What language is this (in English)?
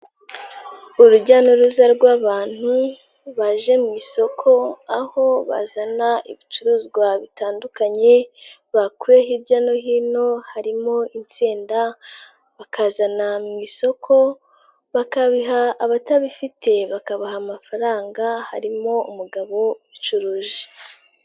Kinyarwanda